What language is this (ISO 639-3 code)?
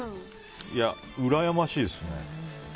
jpn